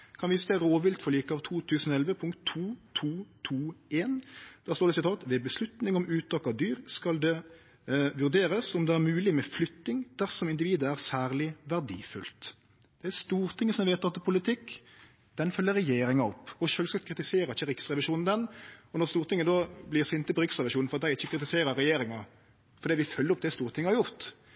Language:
Norwegian Nynorsk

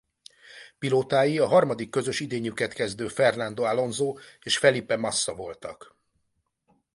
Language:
Hungarian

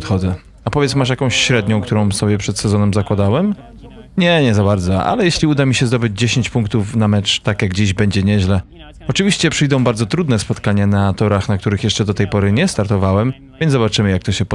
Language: Polish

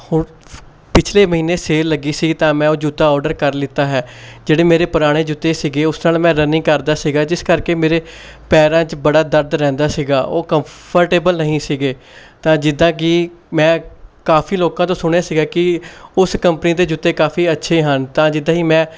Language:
Punjabi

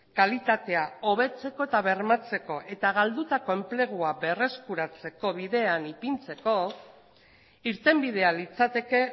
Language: Basque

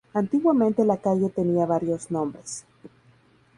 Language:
Spanish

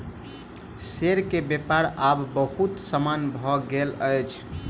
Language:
Maithili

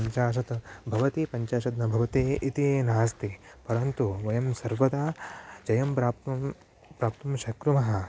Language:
Sanskrit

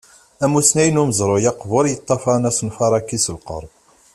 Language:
Kabyle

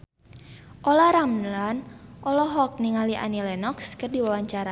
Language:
Sundanese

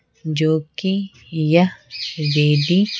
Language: Hindi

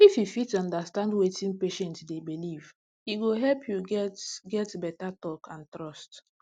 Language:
Nigerian Pidgin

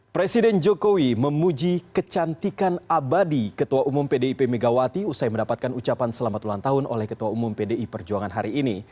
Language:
Indonesian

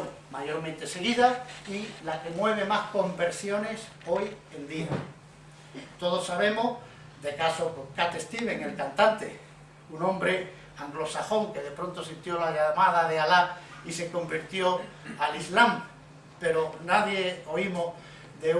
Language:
Spanish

